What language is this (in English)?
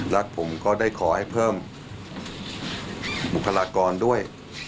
Thai